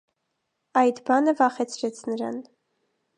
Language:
Armenian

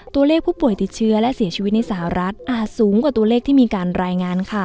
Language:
Thai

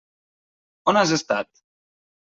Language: Catalan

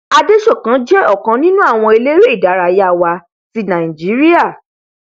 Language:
Yoruba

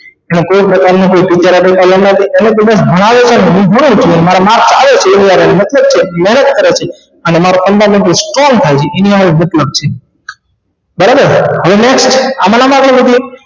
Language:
Gujarati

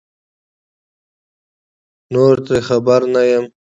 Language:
Pashto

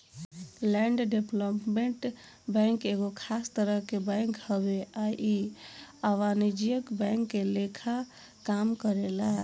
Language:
Bhojpuri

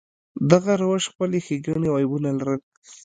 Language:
Pashto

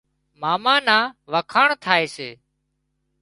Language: Wadiyara Koli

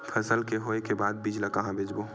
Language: Chhattisgarhi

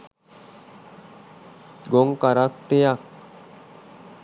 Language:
Sinhala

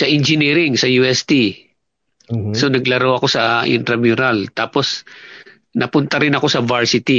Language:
Filipino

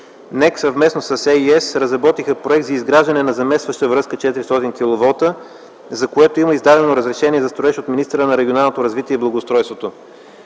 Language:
Bulgarian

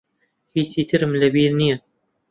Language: Central Kurdish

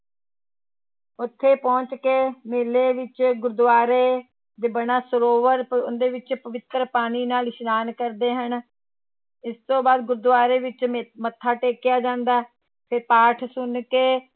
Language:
Punjabi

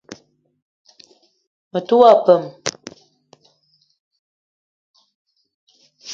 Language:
Eton (Cameroon)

